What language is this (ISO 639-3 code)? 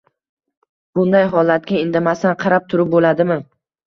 uzb